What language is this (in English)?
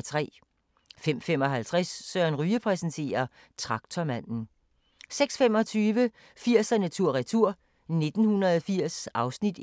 Danish